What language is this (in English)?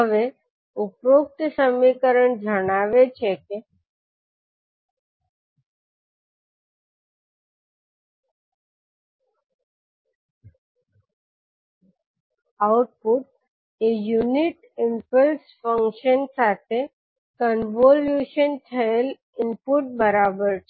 Gujarati